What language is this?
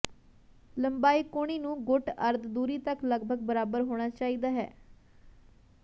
Punjabi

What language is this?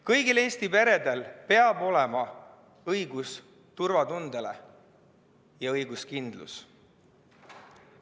Estonian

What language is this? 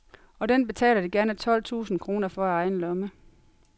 Danish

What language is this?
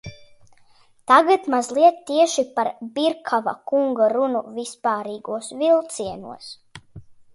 Latvian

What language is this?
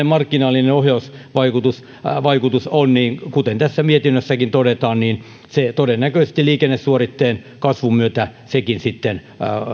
Finnish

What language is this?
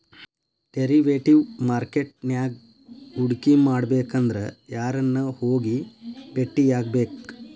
Kannada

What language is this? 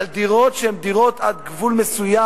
Hebrew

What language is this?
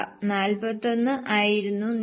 Malayalam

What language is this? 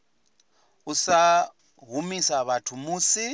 Venda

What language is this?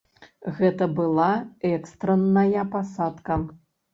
Belarusian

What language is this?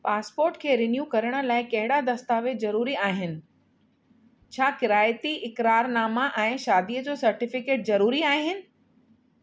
Sindhi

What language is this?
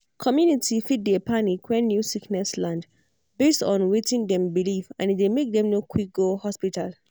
Nigerian Pidgin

